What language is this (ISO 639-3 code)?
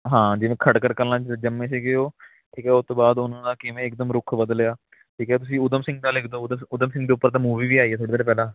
pan